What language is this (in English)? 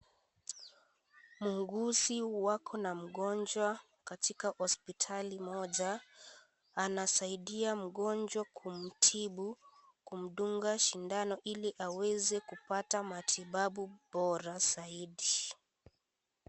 Swahili